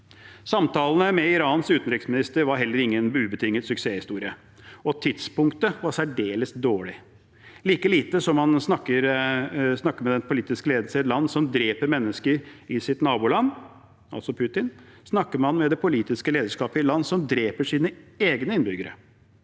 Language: Norwegian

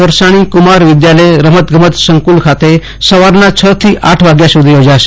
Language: Gujarati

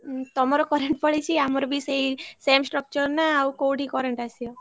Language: Odia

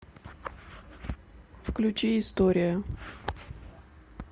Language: Russian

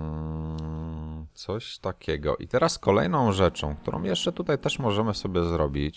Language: Polish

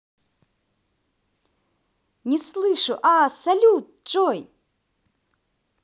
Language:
Russian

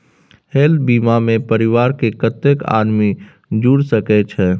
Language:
Maithili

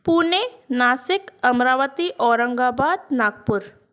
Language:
Sindhi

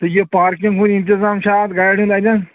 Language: Kashmiri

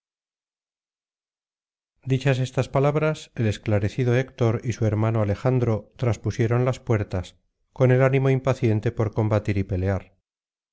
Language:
Spanish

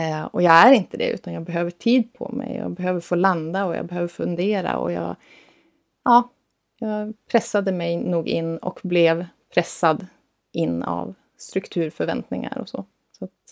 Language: Swedish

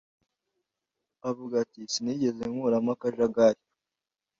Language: Kinyarwanda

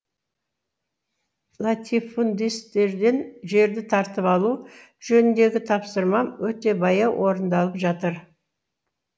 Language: Kazakh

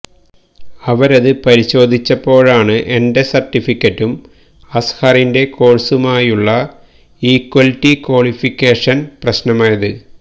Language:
Malayalam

